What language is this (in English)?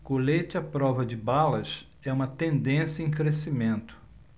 Portuguese